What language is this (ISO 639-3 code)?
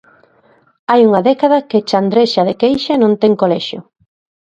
glg